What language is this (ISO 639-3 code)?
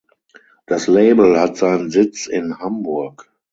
deu